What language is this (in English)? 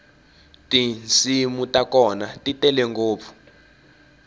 Tsonga